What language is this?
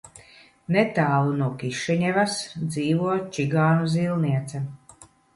Latvian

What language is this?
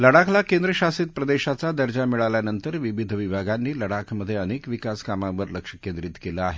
Marathi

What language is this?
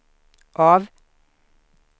Swedish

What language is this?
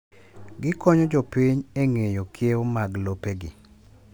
Luo (Kenya and Tanzania)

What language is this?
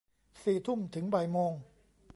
Thai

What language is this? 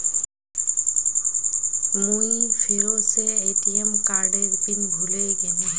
Magahi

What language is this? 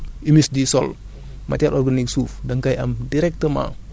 Wolof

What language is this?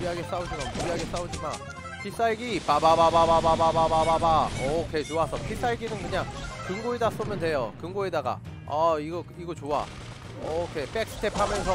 Korean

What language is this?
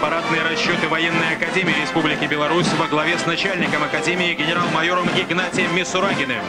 Russian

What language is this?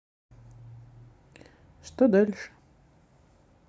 Russian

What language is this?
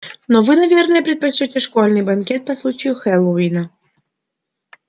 Russian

